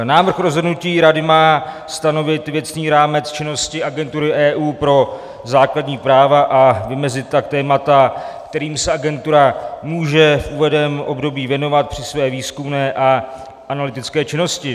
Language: Czech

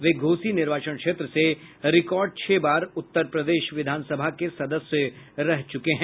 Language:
Hindi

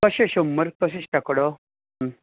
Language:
Konkani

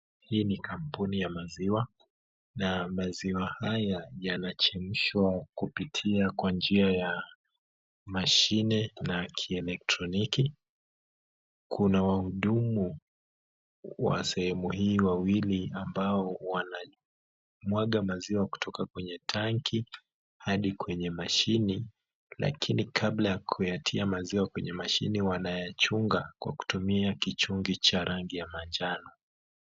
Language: Swahili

